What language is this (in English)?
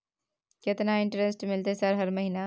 Maithili